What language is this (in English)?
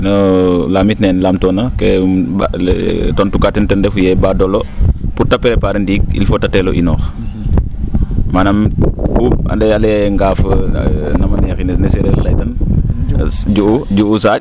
Serer